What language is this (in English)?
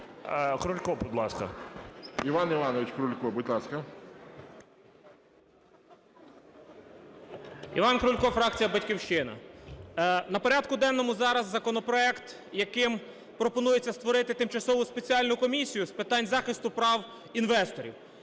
Ukrainian